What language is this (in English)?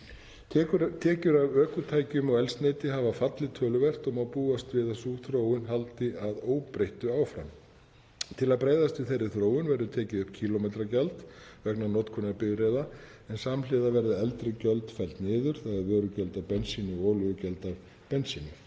Icelandic